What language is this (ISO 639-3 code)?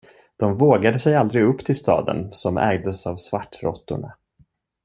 swe